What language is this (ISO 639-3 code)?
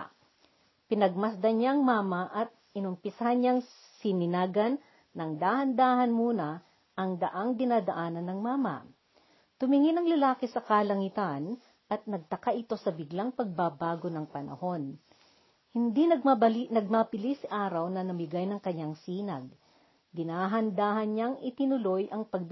fil